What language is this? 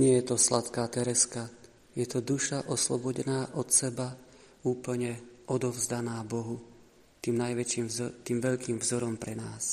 Slovak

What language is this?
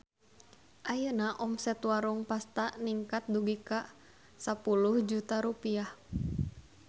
Sundanese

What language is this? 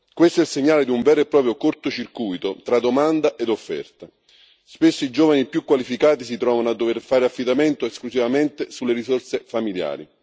Italian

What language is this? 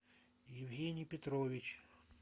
Russian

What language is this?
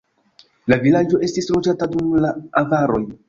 Esperanto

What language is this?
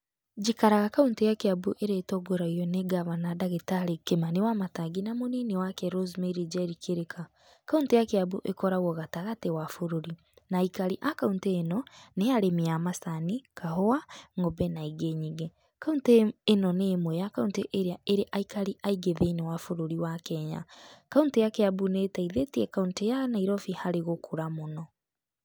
Kikuyu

